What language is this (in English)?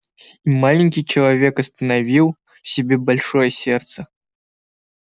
Russian